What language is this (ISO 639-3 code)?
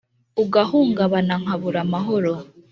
kin